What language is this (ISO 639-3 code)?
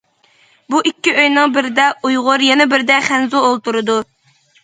uig